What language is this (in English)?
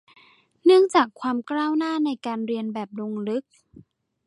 Thai